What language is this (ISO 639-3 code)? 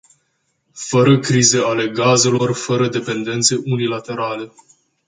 ron